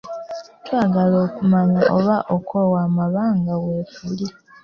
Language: Ganda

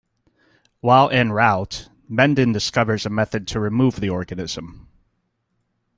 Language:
English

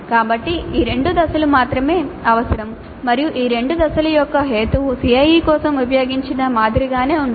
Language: Telugu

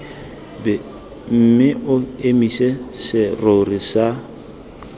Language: Tswana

